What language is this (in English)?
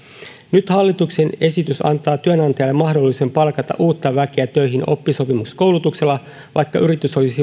Finnish